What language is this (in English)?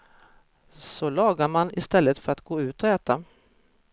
Swedish